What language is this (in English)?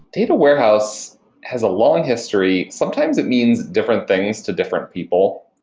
English